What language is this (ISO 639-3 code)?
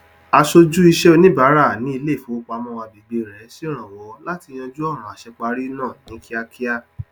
yor